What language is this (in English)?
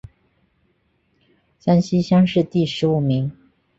Chinese